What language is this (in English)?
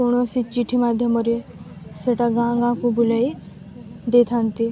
Odia